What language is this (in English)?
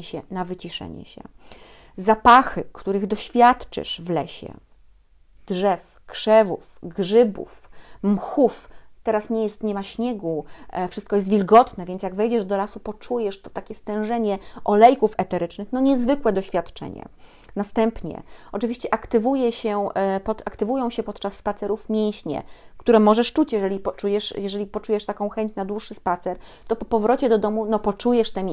Polish